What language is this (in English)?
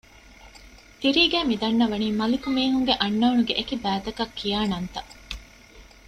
Divehi